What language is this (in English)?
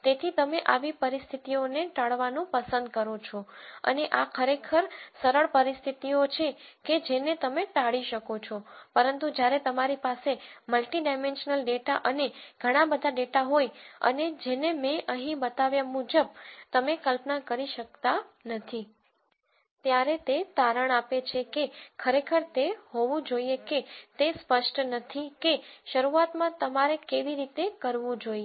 Gujarati